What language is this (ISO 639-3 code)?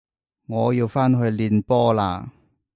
yue